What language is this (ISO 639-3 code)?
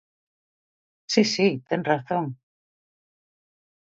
glg